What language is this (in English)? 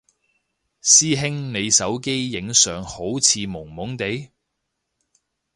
Cantonese